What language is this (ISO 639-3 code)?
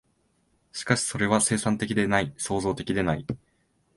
jpn